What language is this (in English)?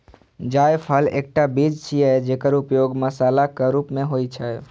Maithili